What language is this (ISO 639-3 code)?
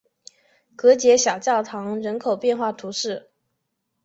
zho